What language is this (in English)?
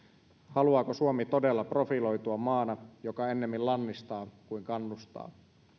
Finnish